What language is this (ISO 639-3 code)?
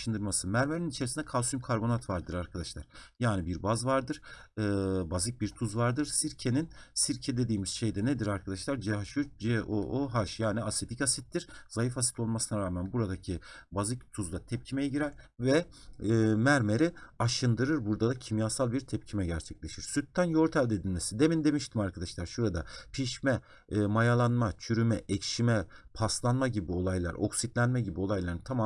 tur